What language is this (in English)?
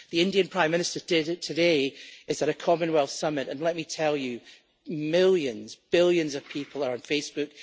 English